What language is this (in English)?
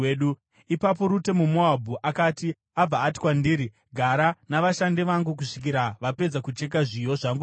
Shona